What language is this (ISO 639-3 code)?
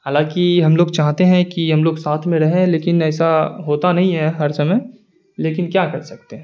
urd